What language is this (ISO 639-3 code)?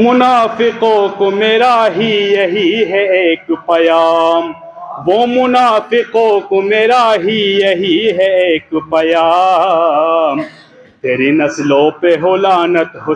ara